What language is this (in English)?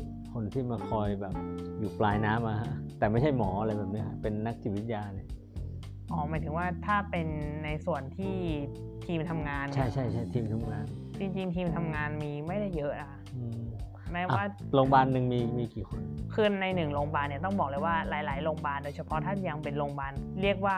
Thai